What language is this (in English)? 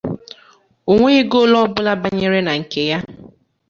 Igbo